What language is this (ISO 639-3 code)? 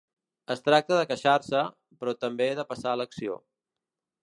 cat